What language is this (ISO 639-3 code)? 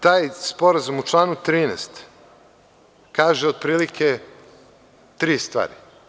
srp